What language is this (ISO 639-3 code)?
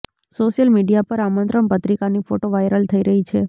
guj